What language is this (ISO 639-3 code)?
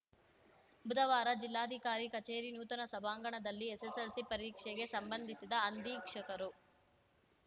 kan